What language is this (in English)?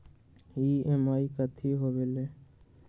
Magahi